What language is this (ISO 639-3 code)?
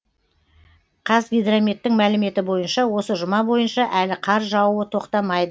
kaz